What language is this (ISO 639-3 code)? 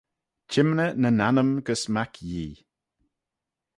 glv